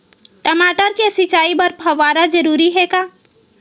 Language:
Chhattisgarhi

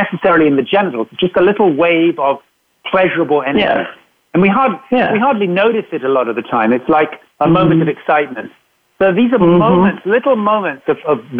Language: English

